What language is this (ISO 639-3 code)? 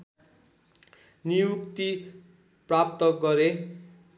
nep